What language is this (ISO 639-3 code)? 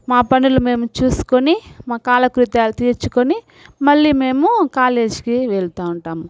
tel